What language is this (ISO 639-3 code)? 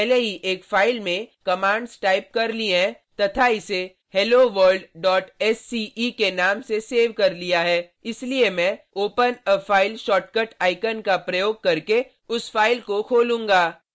hin